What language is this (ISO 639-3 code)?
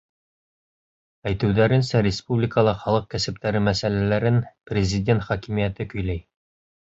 bak